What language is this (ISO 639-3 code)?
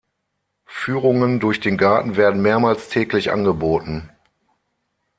deu